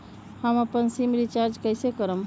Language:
Magahi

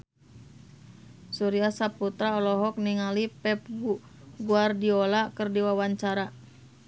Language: Sundanese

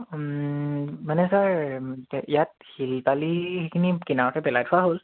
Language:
Assamese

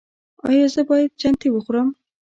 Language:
Pashto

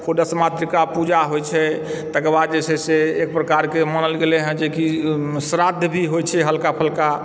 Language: Maithili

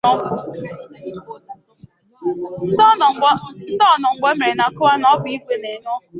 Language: Igbo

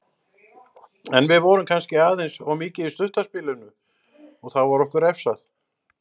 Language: Icelandic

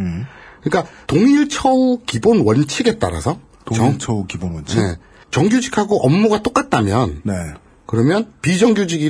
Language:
Korean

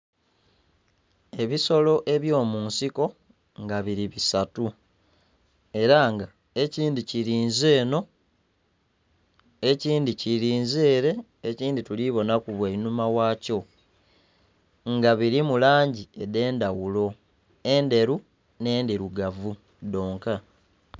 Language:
Soga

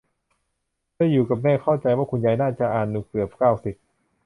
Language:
Thai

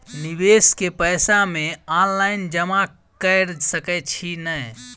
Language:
Maithili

